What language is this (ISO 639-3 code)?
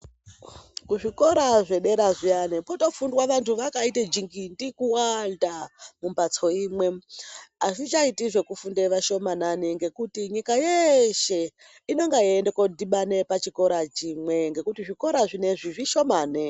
ndc